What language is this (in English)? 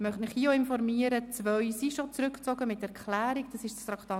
Swiss German